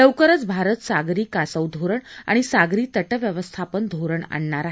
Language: Marathi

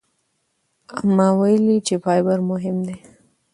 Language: Pashto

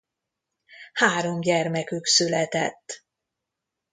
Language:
Hungarian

